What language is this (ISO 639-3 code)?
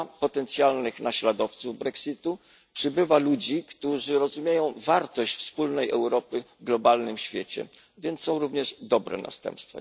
pol